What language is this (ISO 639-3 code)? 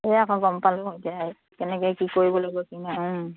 asm